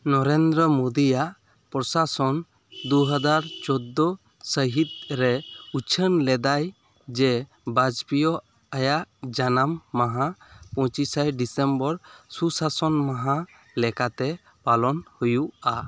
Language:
Santali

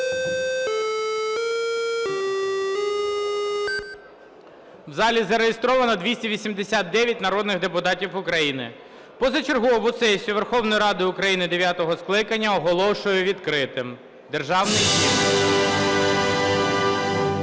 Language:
Ukrainian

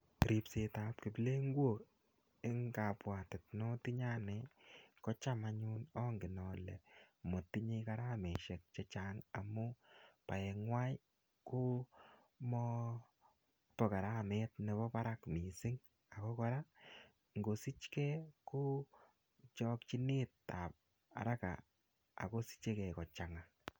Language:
Kalenjin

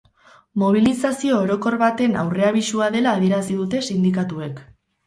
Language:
Basque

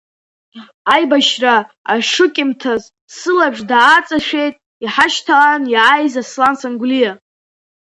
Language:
Abkhazian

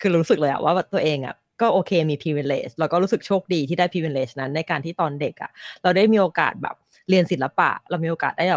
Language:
Thai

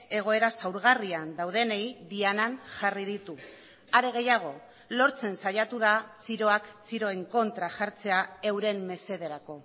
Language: Basque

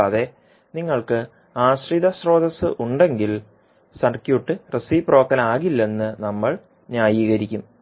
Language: Malayalam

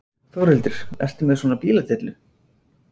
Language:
Icelandic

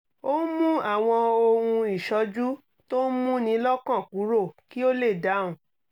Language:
Yoruba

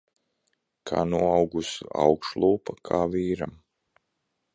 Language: Latvian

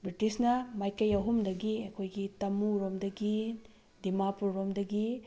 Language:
Manipuri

